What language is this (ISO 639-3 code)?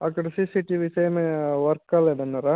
tel